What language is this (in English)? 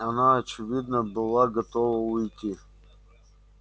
Russian